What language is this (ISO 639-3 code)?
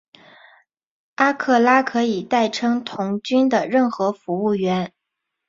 zho